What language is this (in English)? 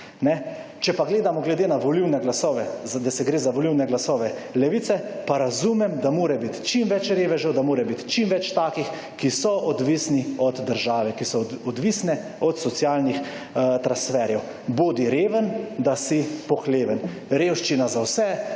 Slovenian